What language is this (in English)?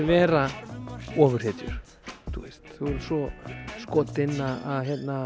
Icelandic